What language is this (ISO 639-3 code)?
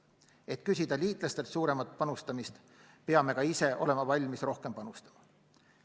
est